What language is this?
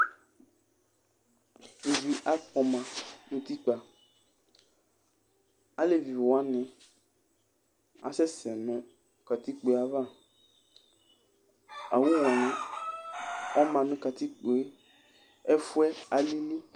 Ikposo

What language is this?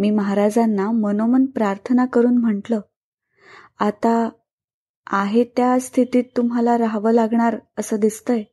Marathi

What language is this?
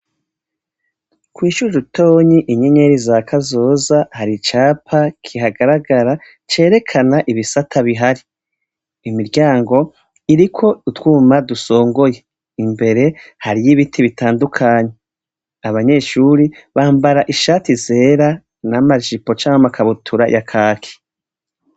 Rundi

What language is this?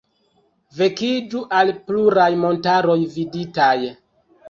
Esperanto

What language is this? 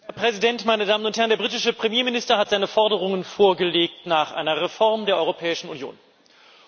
German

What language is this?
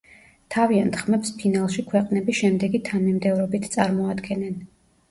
Georgian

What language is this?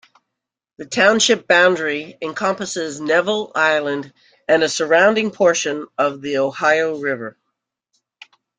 English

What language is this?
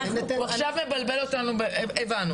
Hebrew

